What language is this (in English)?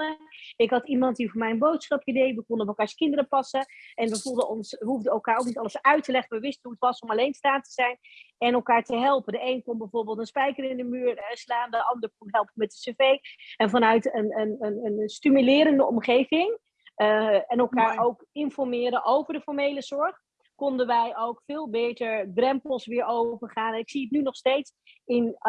Dutch